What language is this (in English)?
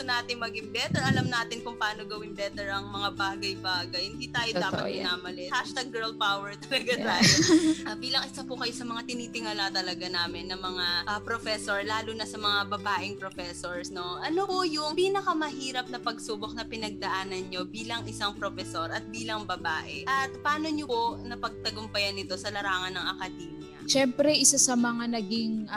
Filipino